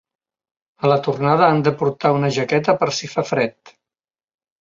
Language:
Catalan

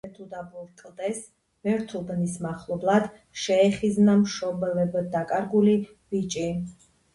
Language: Georgian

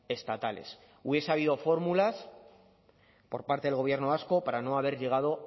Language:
Spanish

